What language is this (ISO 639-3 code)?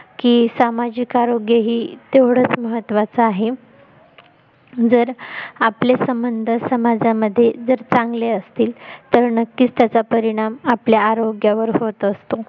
mar